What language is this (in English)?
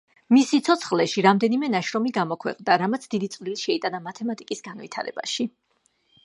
Georgian